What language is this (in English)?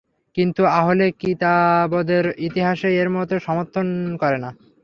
Bangla